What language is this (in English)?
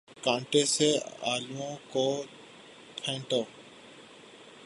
Urdu